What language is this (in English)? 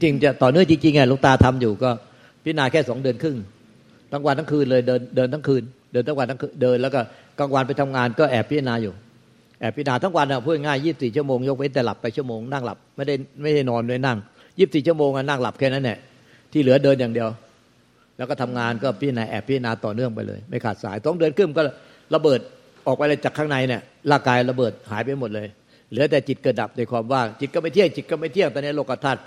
Thai